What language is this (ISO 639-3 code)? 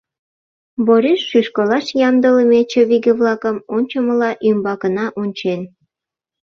chm